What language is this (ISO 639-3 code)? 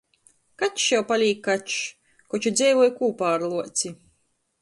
ltg